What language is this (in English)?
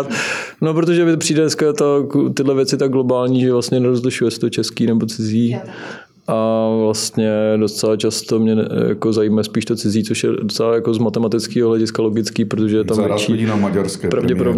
Czech